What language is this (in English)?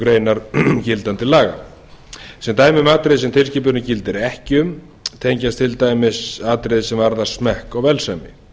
Icelandic